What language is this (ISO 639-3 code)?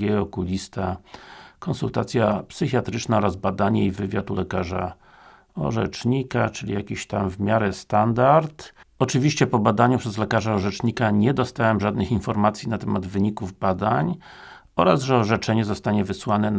pol